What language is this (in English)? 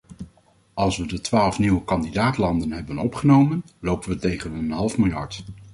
Dutch